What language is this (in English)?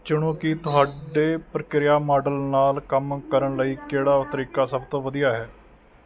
Punjabi